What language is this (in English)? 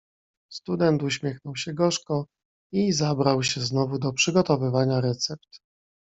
Polish